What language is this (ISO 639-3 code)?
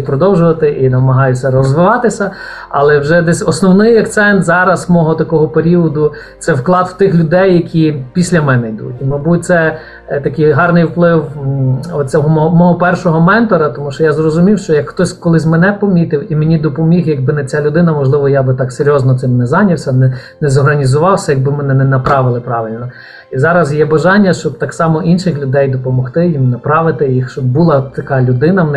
ukr